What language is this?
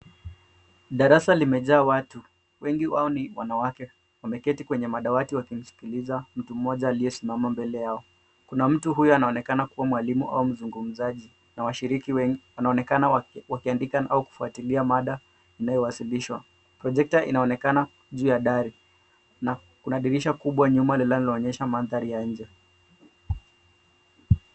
Swahili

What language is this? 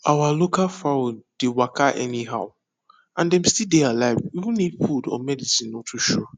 Nigerian Pidgin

